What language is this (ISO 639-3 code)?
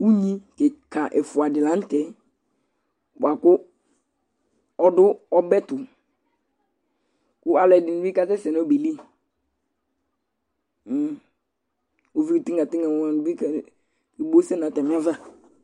kpo